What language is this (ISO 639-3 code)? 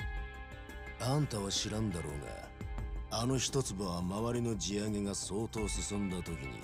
jpn